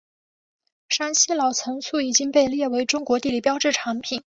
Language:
Chinese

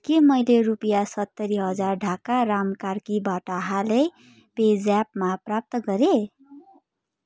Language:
Nepali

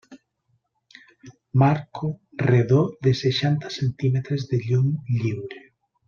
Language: Catalan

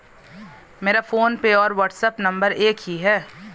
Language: Hindi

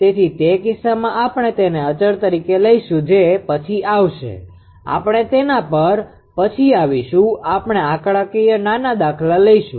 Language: Gujarati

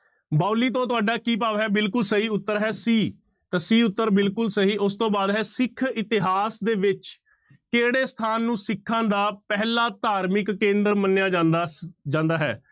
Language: Punjabi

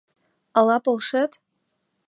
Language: Mari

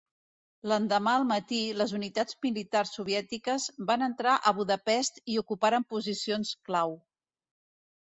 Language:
Catalan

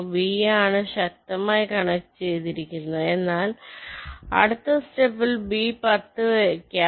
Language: Malayalam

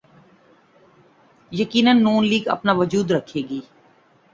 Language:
Urdu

